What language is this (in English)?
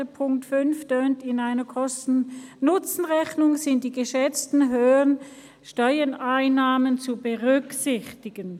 Swiss German